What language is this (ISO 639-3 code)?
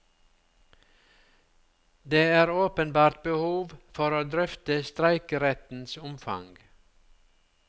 nor